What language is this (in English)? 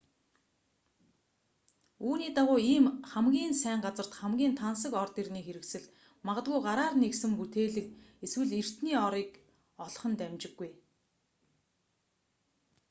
Mongolian